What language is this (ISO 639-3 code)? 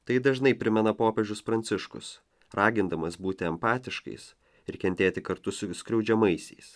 lit